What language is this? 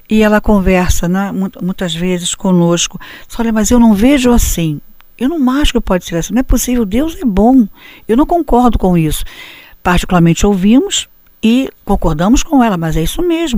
Portuguese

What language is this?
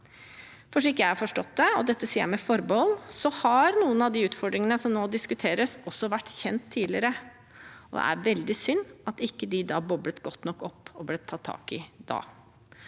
Norwegian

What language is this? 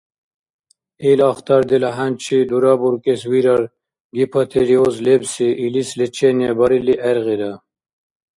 Dargwa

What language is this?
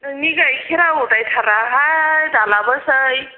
Bodo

